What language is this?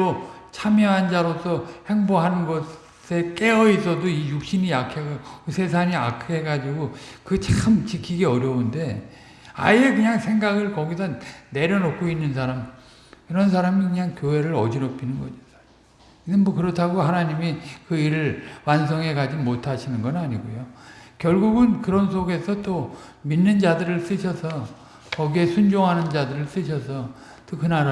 Korean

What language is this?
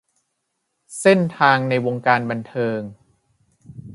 Thai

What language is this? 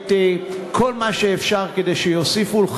Hebrew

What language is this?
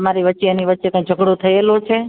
Gujarati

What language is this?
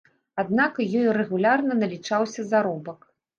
Belarusian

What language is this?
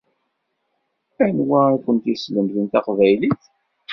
Kabyle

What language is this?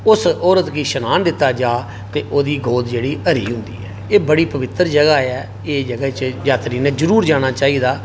Dogri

